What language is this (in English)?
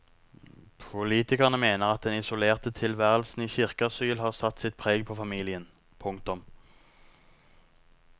Norwegian